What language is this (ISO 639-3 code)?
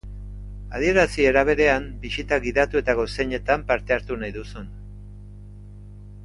eus